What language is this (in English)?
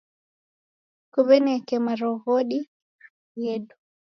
Taita